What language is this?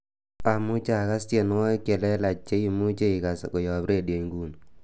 Kalenjin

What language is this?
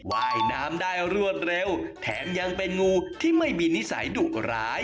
Thai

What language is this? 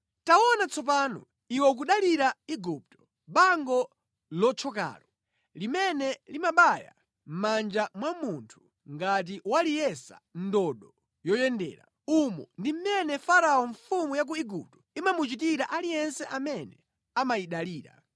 Nyanja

